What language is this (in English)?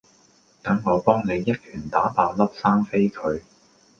Cantonese